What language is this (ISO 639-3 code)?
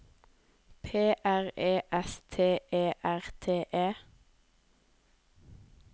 nor